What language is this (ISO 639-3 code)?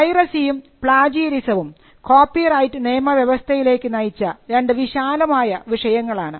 mal